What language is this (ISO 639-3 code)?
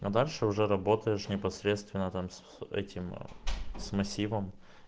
rus